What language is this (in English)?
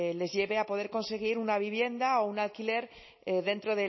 Spanish